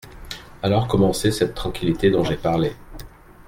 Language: French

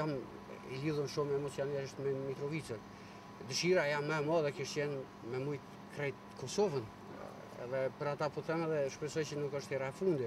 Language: Romanian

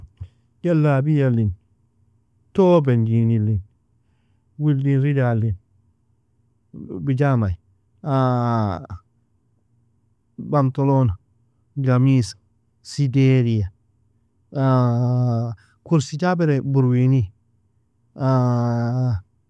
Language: Nobiin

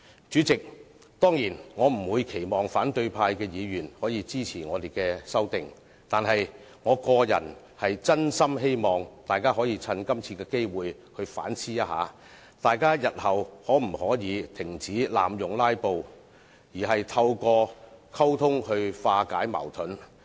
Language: Cantonese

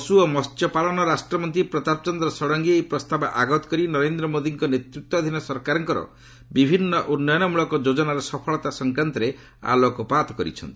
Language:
Odia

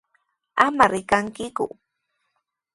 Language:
Sihuas Ancash Quechua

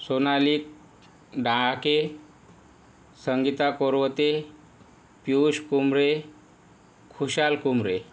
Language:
Marathi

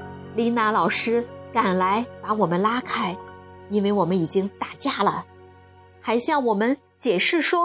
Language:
Chinese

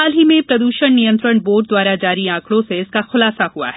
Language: Hindi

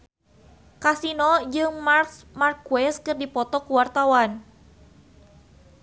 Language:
Sundanese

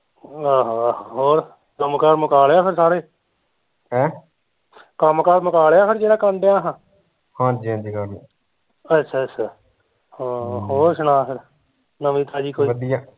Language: Punjabi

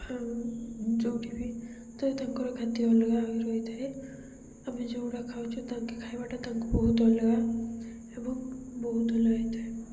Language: Odia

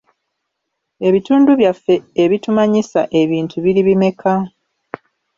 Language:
Ganda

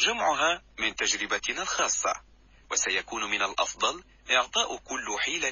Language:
Arabic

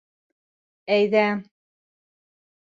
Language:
Bashkir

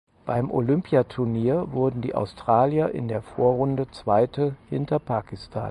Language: German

